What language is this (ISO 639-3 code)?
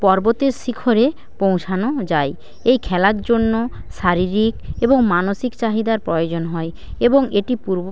ben